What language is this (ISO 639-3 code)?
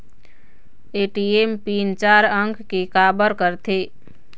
hne